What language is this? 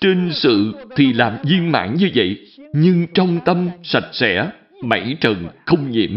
Vietnamese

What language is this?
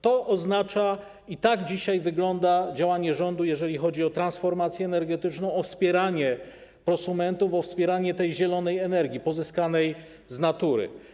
Polish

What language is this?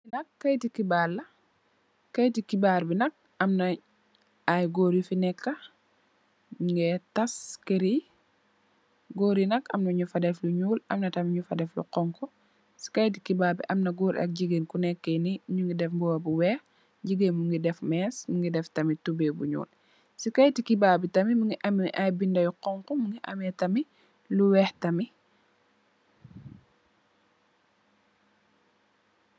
Wolof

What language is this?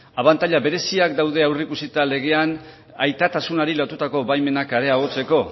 Basque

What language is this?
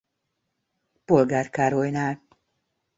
Hungarian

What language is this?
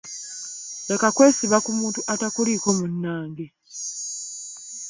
Ganda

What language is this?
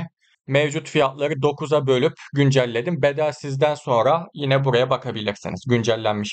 Turkish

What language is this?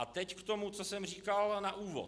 Czech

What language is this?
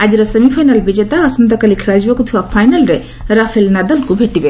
Odia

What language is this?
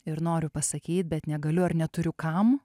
Lithuanian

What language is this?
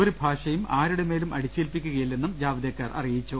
Malayalam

